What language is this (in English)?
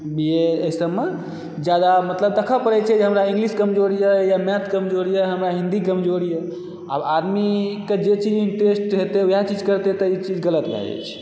Maithili